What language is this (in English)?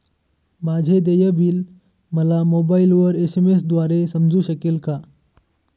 Marathi